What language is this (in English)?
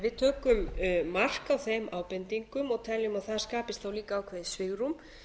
Icelandic